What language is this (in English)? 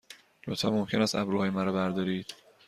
Persian